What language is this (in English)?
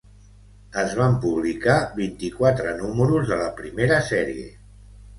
Catalan